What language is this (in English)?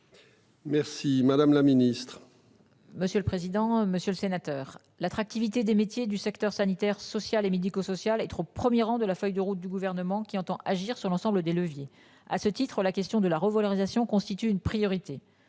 French